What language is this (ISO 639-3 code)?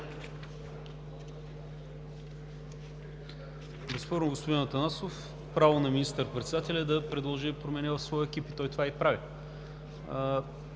bul